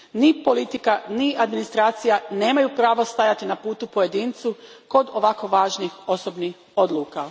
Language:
Croatian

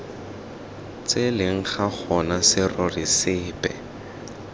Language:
Tswana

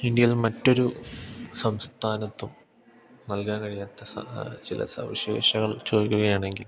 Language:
Malayalam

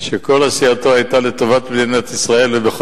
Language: Hebrew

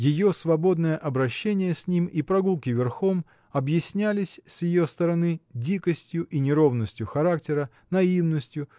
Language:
Russian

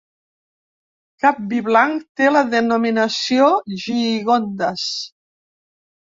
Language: Catalan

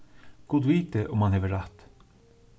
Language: Faroese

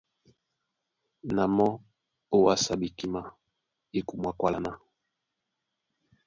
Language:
Duala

